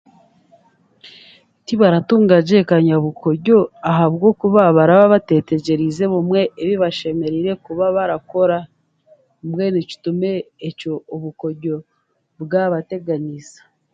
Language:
Chiga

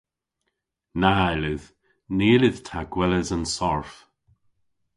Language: Cornish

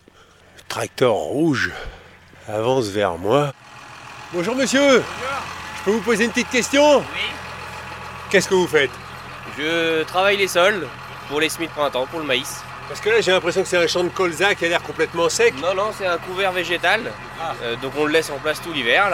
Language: French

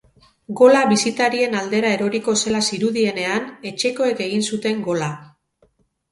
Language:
Basque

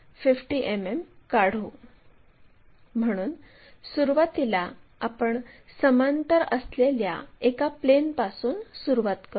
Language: Marathi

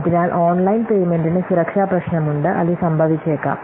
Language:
Malayalam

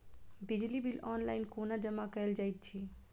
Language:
Maithili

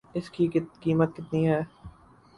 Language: Urdu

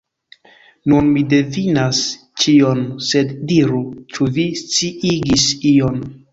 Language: Esperanto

